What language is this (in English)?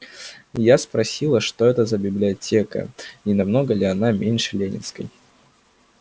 Russian